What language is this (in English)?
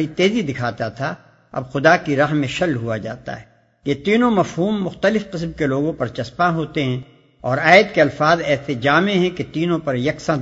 Urdu